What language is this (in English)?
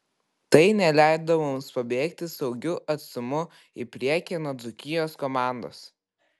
Lithuanian